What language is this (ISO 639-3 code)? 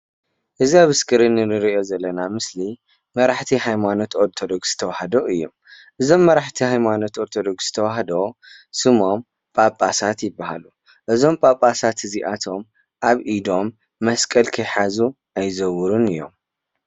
tir